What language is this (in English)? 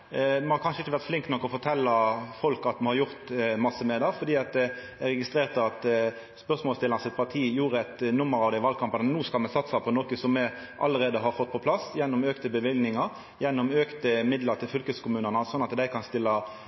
Norwegian Nynorsk